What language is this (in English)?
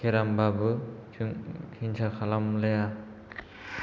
Bodo